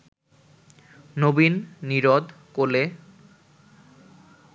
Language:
Bangla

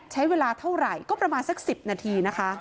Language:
Thai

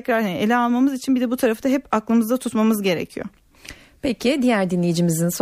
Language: Turkish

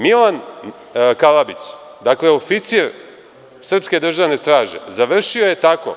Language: Serbian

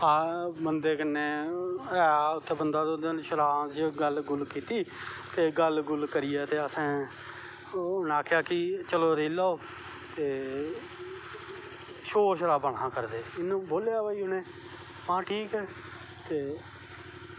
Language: Dogri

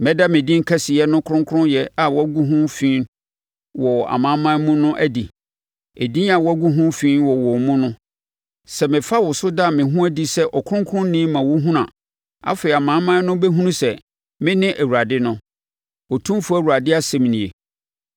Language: Akan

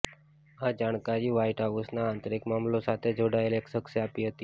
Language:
Gujarati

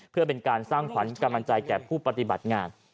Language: Thai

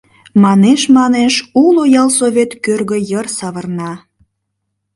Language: Mari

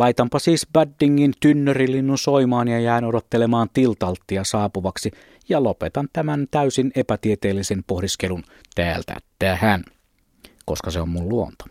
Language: Finnish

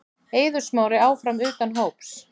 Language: Icelandic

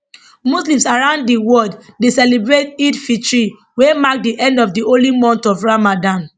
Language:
Nigerian Pidgin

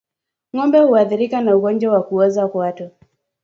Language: Swahili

